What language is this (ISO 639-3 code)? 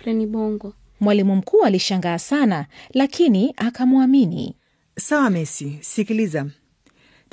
swa